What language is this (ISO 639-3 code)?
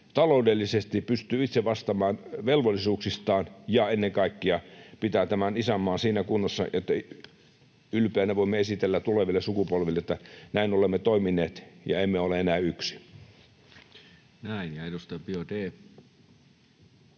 fin